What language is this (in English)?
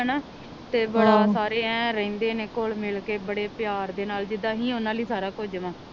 Punjabi